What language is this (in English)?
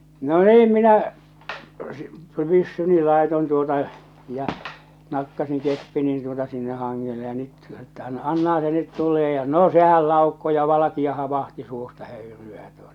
Finnish